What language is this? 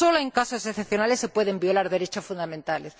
Spanish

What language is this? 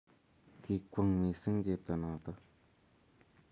Kalenjin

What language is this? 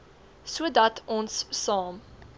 Afrikaans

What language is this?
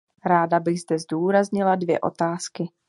Czech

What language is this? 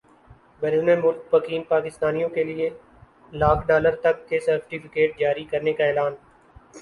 Urdu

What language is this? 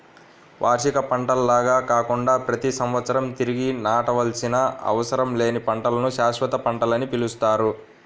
Telugu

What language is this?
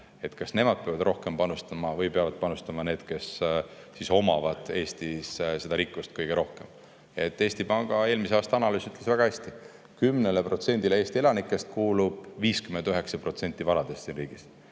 Estonian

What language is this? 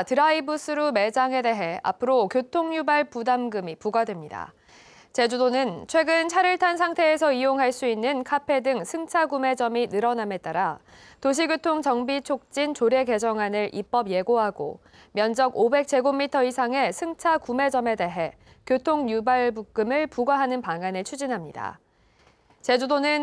Korean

